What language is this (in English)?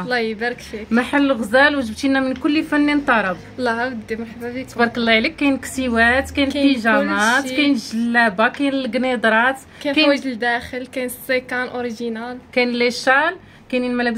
Arabic